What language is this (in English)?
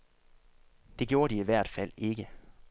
Danish